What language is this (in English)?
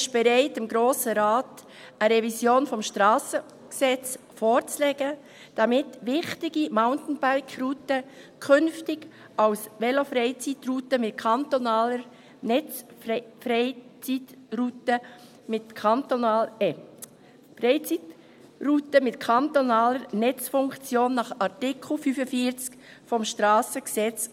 Swiss German